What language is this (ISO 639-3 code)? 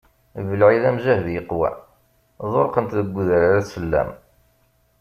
kab